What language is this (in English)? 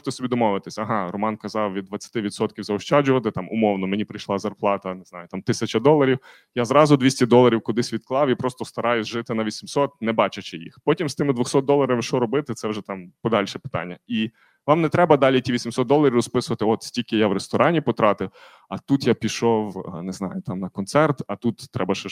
Ukrainian